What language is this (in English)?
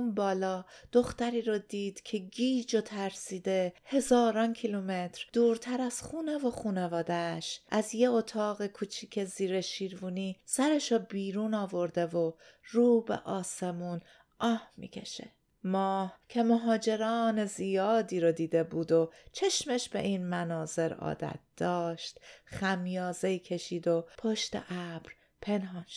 Persian